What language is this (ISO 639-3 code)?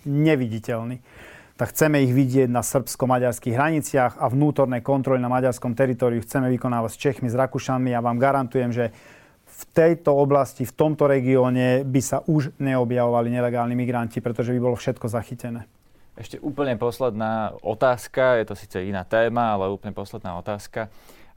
slk